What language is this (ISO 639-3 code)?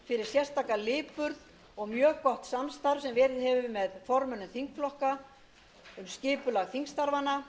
isl